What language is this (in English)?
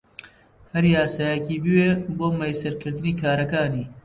Central Kurdish